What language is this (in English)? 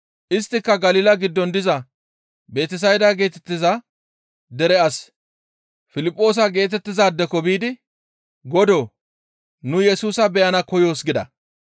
Gamo